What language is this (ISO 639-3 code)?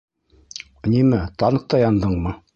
bak